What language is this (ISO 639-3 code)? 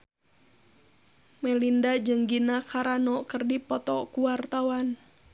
sun